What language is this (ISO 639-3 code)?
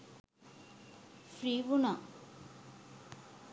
sin